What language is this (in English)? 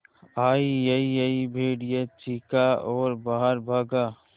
Hindi